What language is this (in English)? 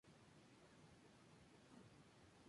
Spanish